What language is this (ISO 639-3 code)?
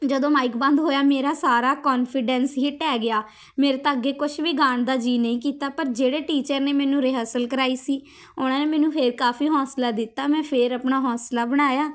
pan